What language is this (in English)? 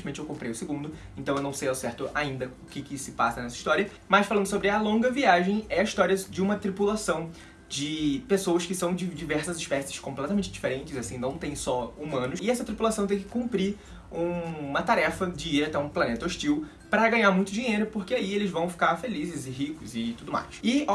Portuguese